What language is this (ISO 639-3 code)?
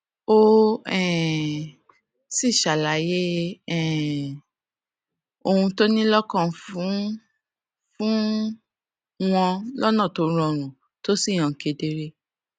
yor